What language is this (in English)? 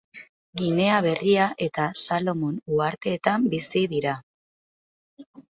Basque